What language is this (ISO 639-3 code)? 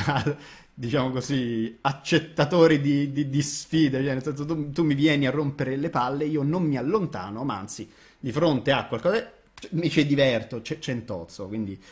ita